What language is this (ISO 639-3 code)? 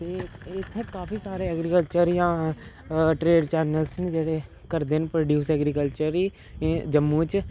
doi